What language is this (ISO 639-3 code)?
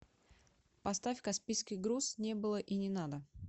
rus